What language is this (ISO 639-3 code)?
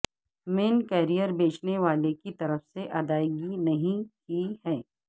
urd